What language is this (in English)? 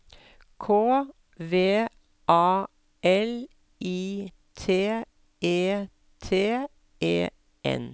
Norwegian